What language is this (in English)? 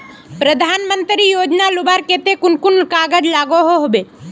Magahi